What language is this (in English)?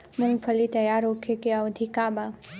Bhojpuri